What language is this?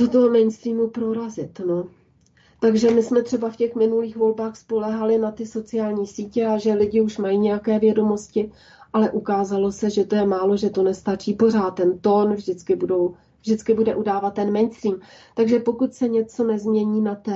Czech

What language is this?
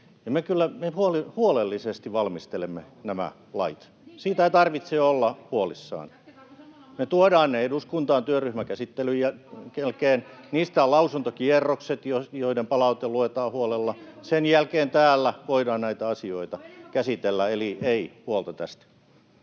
Finnish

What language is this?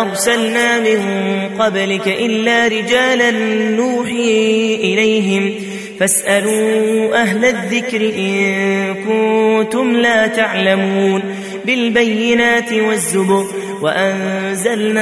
Arabic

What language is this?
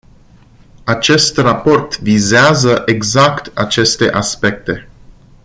Romanian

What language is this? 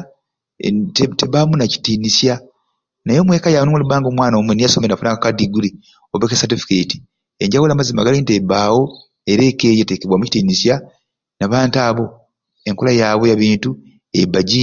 Ruuli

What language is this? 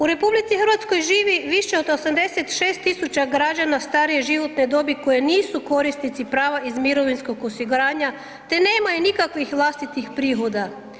Croatian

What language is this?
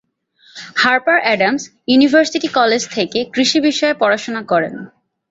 Bangla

